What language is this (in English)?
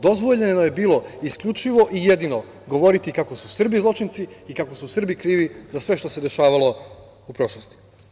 Serbian